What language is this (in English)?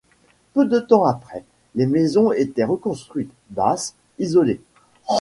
French